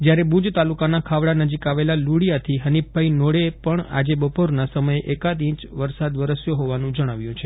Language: Gujarati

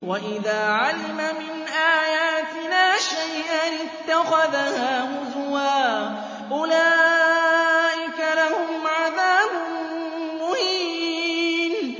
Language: Arabic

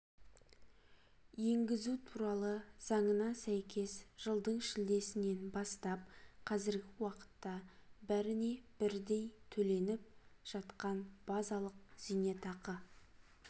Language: Kazakh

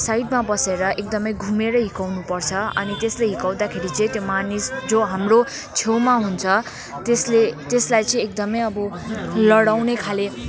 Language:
Nepali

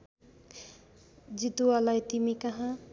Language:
Nepali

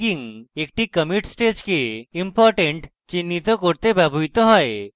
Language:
Bangla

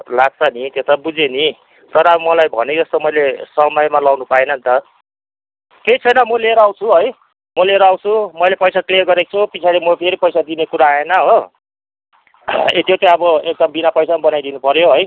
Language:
Nepali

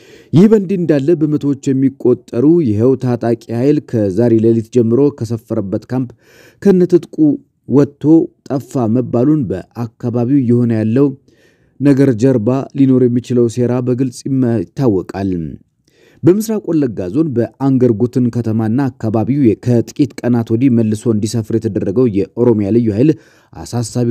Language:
Arabic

